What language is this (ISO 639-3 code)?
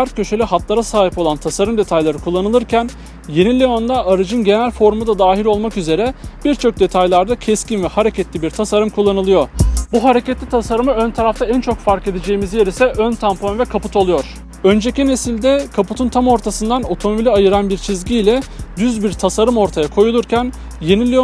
tur